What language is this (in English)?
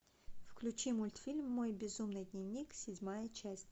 Russian